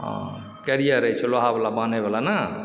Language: Maithili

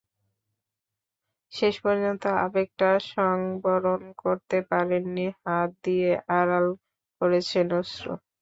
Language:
Bangla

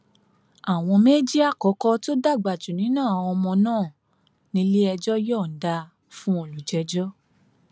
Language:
Yoruba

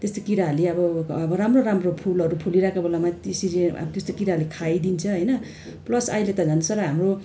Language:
Nepali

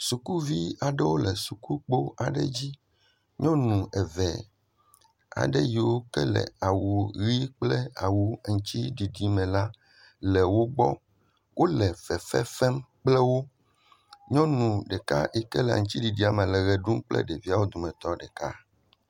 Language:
Ewe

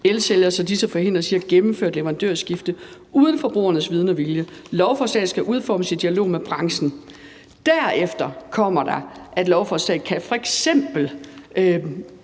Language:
Danish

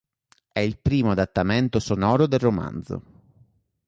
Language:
Italian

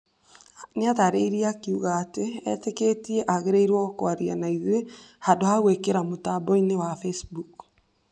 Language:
Kikuyu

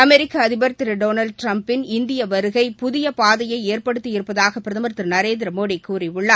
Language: Tamil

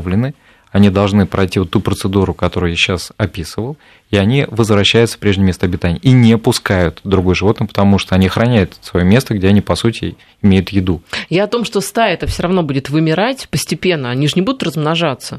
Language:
Russian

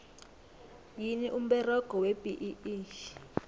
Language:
South Ndebele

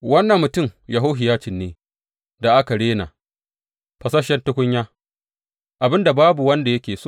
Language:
Hausa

